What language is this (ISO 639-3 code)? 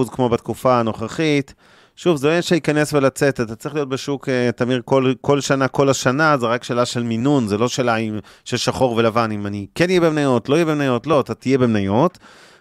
heb